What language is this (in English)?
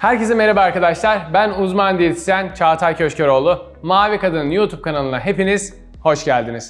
Turkish